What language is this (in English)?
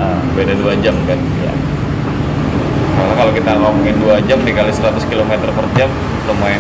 Indonesian